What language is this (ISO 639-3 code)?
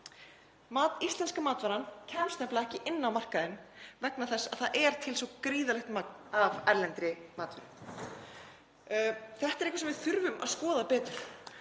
isl